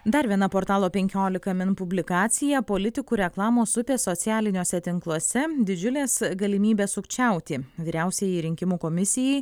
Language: Lithuanian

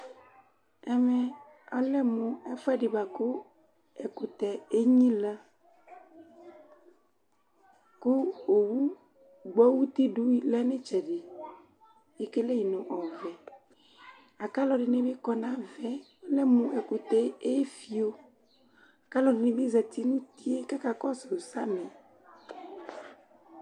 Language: Ikposo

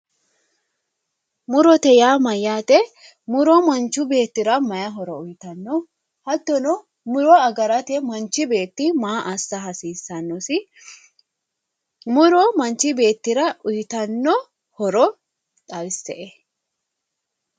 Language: Sidamo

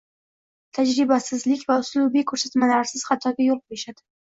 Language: Uzbek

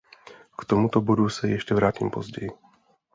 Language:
Czech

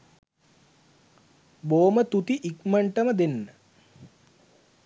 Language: Sinhala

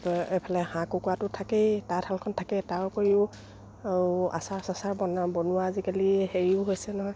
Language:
Assamese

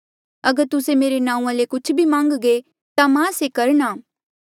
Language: Mandeali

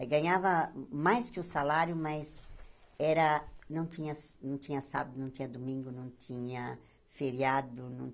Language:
Portuguese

